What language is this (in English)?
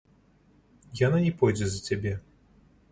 Belarusian